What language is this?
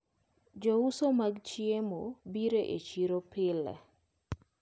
Luo (Kenya and Tanzania)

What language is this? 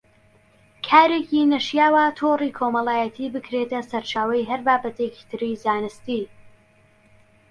Central Kurdish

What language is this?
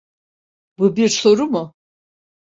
Turkish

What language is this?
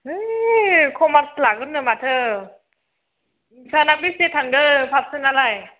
Bodo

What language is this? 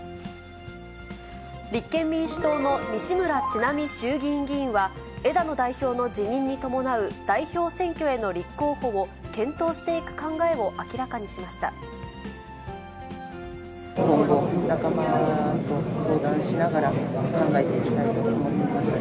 Japanese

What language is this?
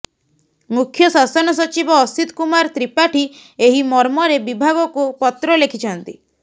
Odia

